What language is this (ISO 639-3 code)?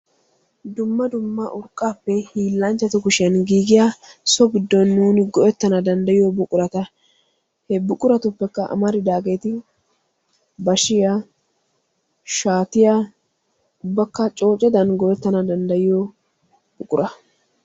wal